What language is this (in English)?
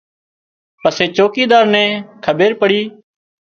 Wadiyara Koli